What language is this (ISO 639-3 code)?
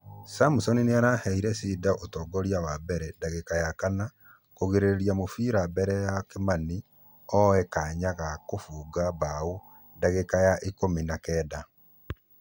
kik